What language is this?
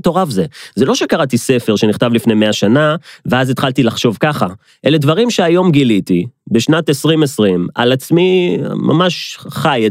Hebrew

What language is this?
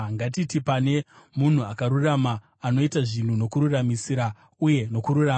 Shona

